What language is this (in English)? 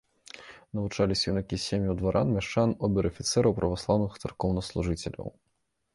Belarusian